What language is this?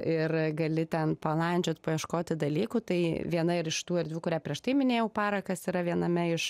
Lithuanian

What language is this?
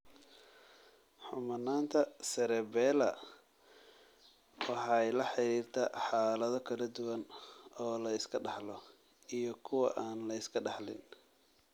Somali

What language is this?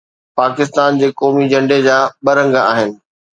Sindhi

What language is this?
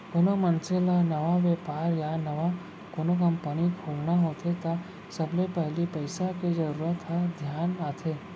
Chhattisgarhi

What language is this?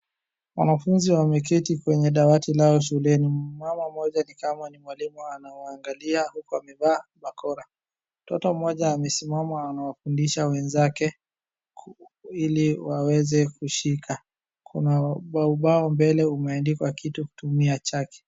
Swahili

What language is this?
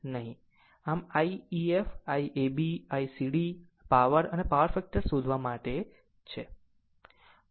Gujarati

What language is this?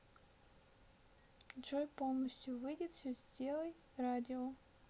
Russian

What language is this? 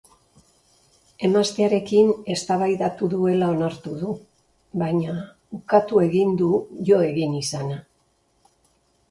Basque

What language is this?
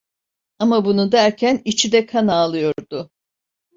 Turkish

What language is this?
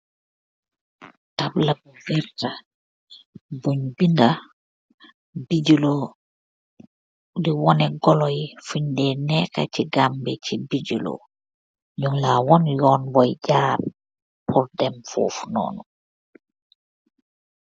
Wolof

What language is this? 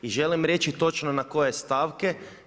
Croatian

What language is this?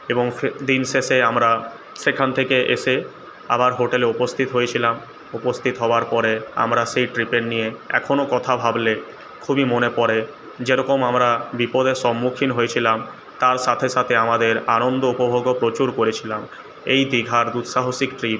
Bangla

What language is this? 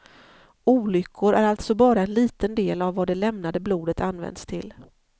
Swedish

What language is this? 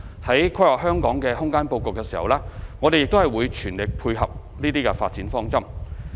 Cantonese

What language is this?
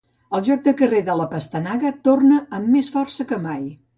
Catalan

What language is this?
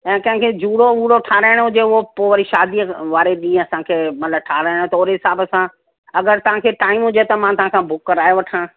Sindhi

